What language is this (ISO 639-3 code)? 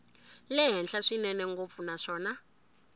tso